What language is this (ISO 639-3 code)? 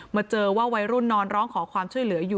tha